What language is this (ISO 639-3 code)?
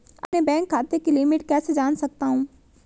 hin